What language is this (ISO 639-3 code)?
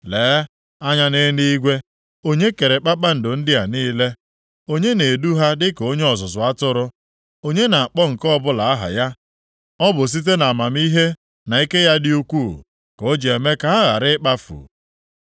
ibo